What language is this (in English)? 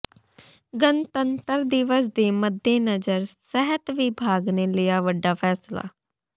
Punjabi